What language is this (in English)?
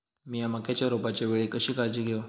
Marathi